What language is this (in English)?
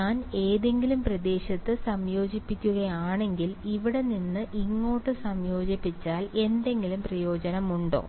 Malayalam